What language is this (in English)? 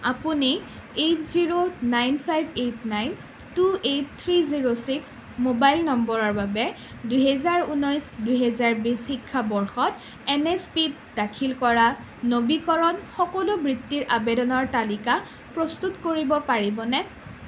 Assamese